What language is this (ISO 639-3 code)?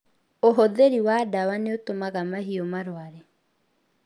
kik